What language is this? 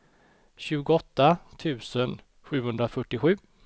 Swedish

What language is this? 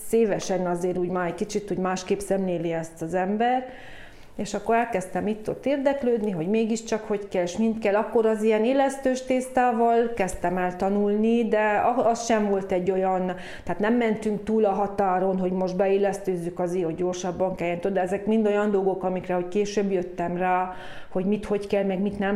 Hungarian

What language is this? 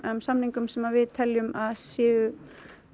Icelandic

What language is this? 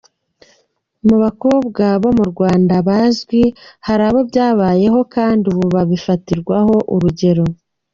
Kinyarwanda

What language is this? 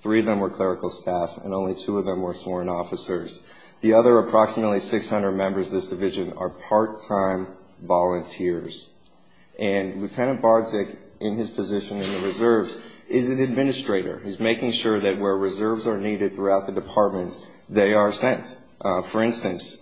English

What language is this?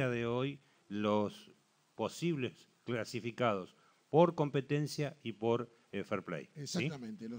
Spanish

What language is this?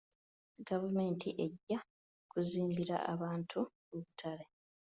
Ganda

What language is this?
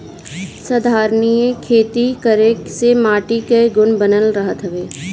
Bhojpuri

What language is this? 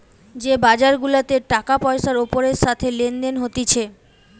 Bangla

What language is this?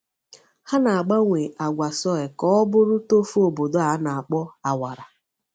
Igbo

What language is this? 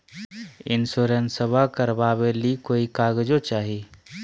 Magahi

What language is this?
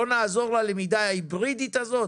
Hebrew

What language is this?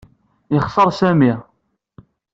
Kabyle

